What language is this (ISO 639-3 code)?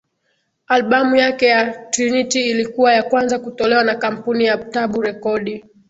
swa